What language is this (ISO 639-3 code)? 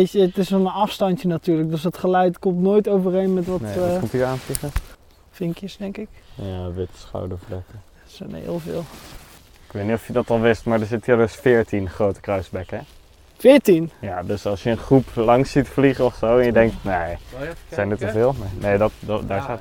nld